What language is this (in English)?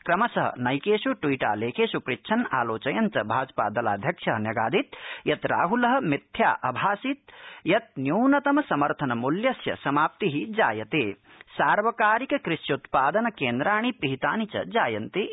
Sanskrit